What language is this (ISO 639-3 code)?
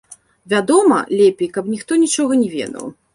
bel